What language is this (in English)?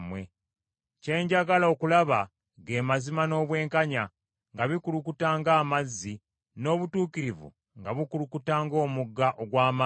Ganda